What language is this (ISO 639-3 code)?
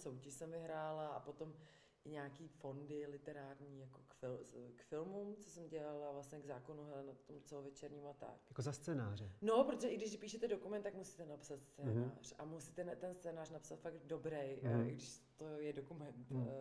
ces